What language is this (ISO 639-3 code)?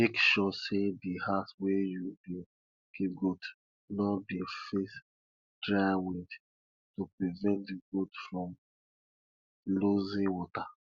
pcm